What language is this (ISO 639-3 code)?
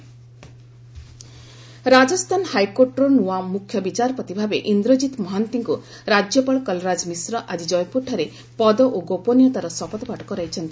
ori